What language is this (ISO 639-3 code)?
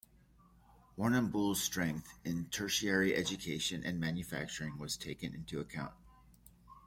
eng